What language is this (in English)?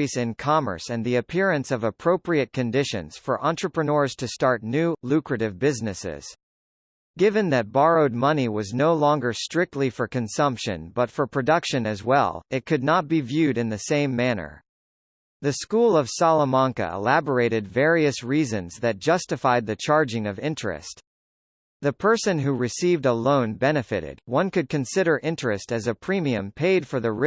English